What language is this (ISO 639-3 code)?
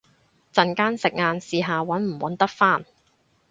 yue